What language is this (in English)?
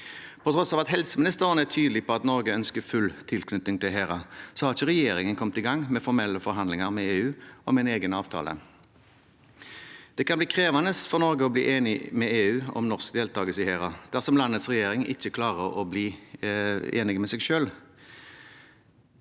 Norwegian